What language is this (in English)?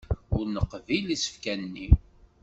Kabyle